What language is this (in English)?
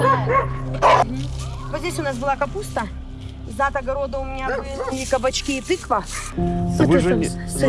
Russian